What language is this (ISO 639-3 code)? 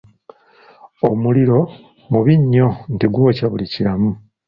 lug